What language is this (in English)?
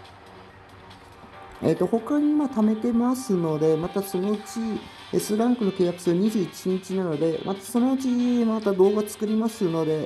Japanese